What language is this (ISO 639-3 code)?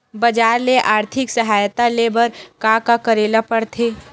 hne